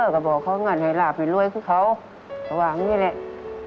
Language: Thai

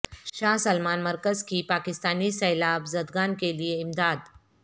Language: Urdu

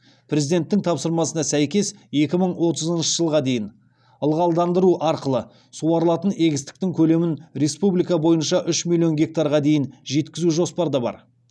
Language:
Kazakh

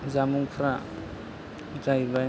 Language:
Bodo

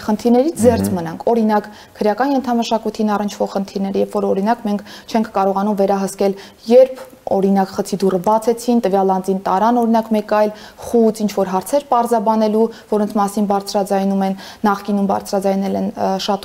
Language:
Romanian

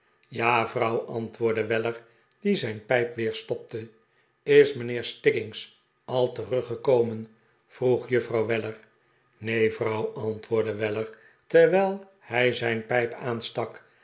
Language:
Dutch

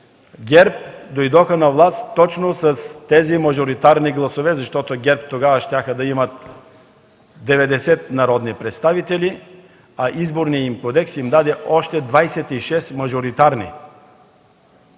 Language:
Bulgarian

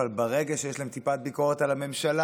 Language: Hebrew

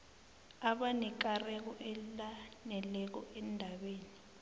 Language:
South Ndebele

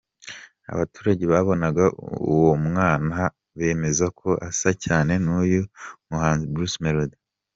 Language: Kinyarwanda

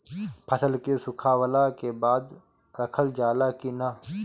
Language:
Bhojpuri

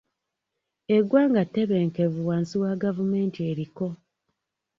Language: Ganda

